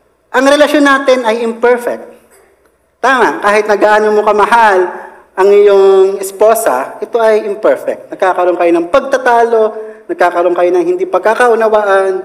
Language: Filipino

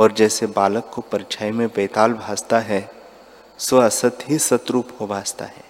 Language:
Hindi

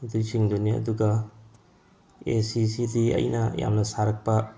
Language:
Manipuri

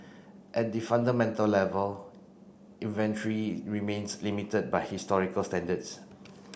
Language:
English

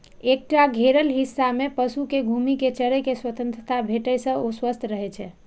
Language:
Maithili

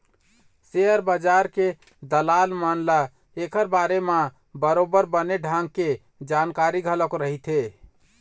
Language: Chhattisgarhi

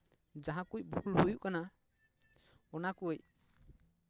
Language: Santali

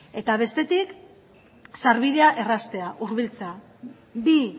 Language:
Basque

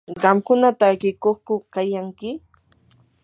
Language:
Yanahuanca Pasco Quechua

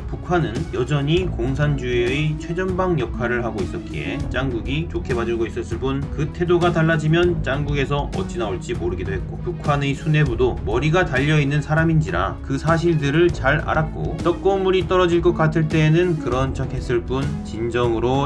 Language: Korean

